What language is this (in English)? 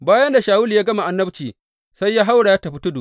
Hausa